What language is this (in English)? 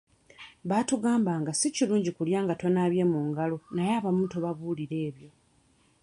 Ganda